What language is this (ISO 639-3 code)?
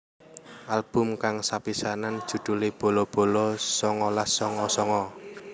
jav